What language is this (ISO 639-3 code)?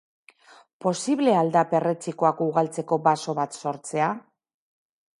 eus